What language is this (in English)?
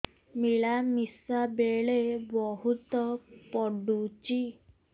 Odia